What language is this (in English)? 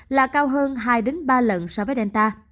Vietnamese